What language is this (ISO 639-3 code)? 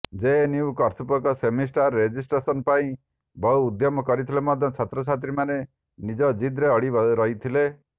ori